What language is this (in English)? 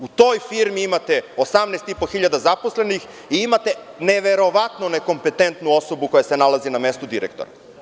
Serbian